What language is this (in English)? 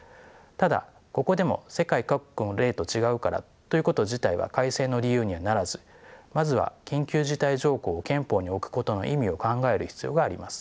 Japanese